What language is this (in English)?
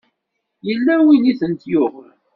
Kabyle